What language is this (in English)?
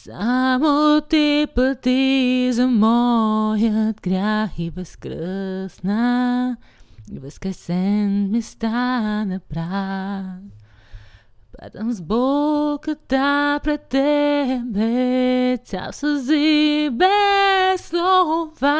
Bulgarian